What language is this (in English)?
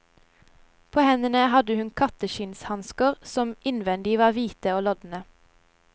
Norwegian